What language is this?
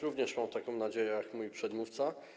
Polish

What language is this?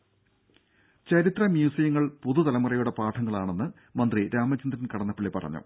Malayalam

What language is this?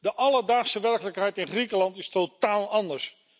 Dutch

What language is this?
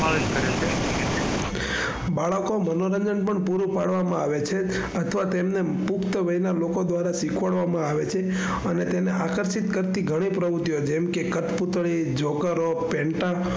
Gujarati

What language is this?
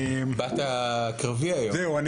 Hebrew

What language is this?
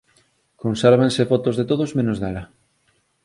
Galician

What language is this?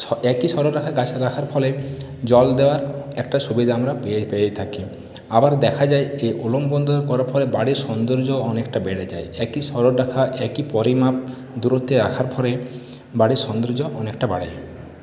Bangla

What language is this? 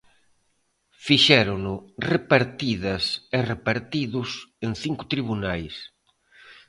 Galician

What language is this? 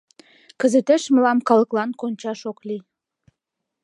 Mari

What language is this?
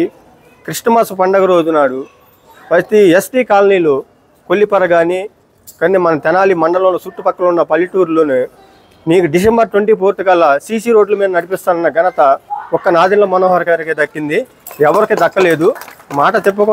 Telugu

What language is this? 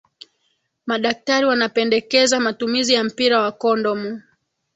Swahili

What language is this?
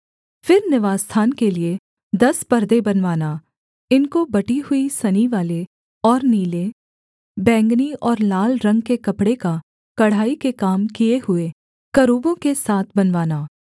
Hindi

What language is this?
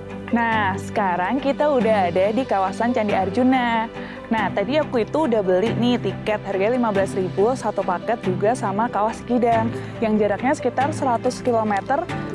Indonesian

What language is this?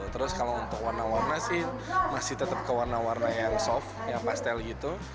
Indonesian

